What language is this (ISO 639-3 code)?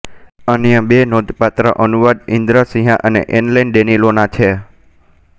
guj